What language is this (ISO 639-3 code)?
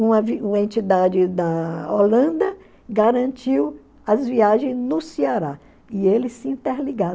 por